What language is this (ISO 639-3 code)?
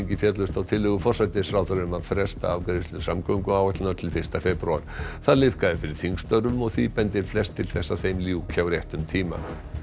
isl